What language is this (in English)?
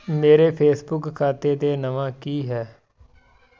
Punjabi